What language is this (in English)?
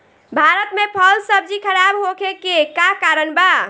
Bhojpuri